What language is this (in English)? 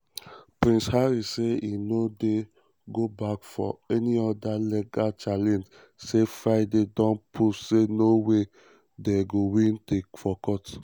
Nigerian Pidgin